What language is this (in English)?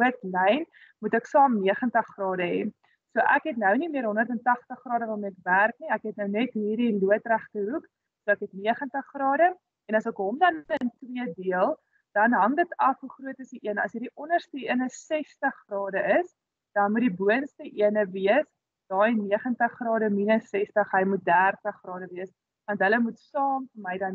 Dutch